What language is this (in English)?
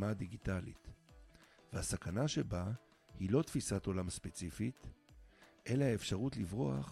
Hebrew